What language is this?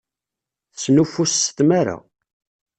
Kabyle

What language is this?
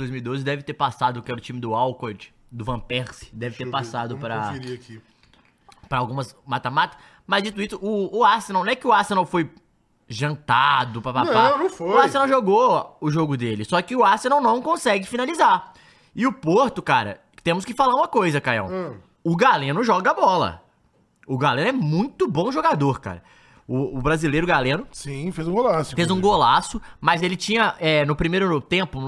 Portuguese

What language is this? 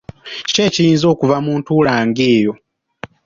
Ganda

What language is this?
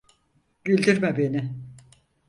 Turkish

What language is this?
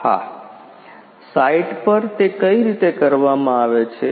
Gujarati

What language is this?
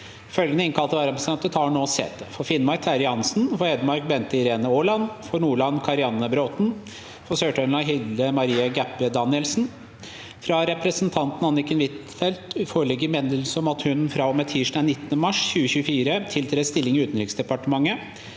Norwegian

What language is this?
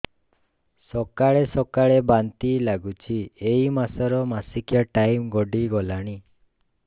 Odia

